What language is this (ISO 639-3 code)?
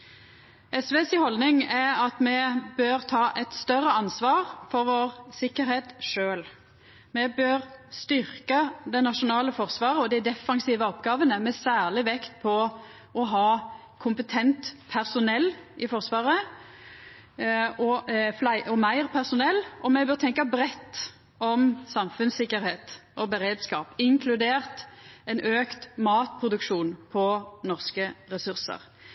nno